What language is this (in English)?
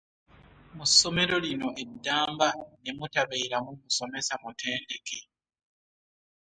Ganda